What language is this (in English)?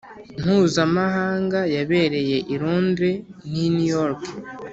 Kinyarwanda